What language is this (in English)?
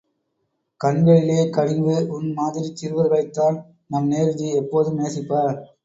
Tamil